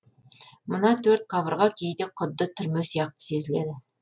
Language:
Kazakh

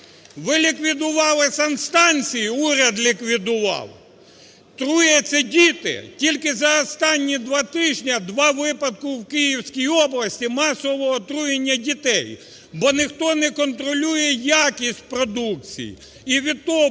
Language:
Ukrainian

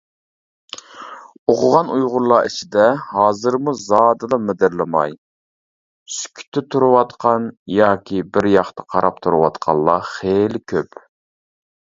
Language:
Uyghur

